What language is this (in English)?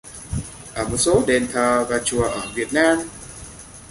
Vietnamese